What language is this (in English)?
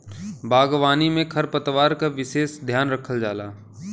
Bhojpuri